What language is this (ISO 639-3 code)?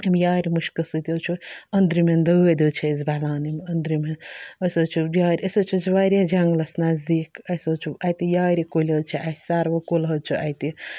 kas